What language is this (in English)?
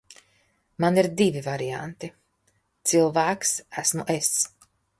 Latvian